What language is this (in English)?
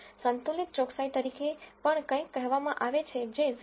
Gujarati